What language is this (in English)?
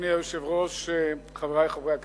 Hebrew